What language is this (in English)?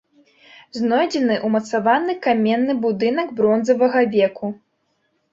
Belarusian